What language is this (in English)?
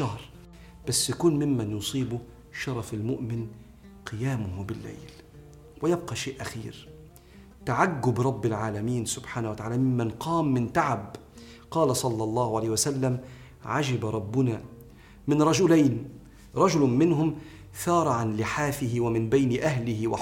Arabic